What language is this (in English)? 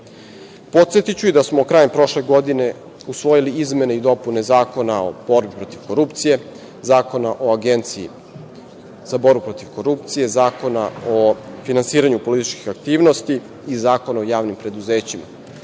Serbian